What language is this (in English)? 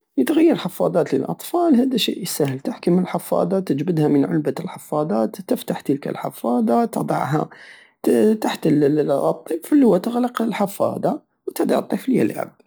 Algerian Saharan Arabic